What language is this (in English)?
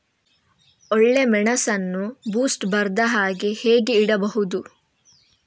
Kannada